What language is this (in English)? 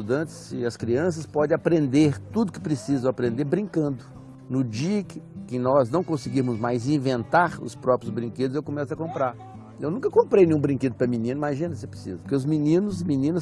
Portuguese